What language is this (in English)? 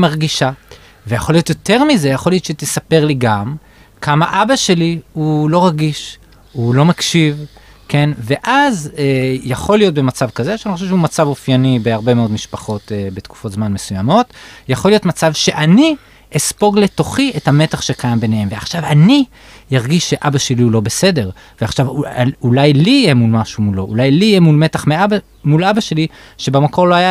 Hebrew